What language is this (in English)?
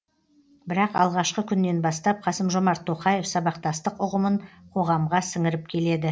Kazakh